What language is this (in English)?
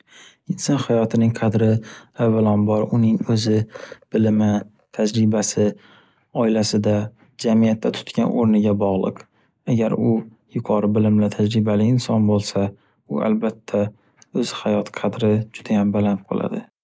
Uzbek